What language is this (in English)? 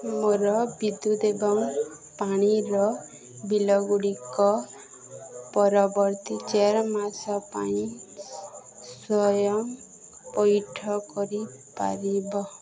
Odia